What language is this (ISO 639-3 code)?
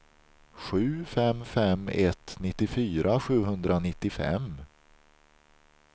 swe